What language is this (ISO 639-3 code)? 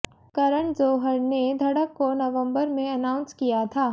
hin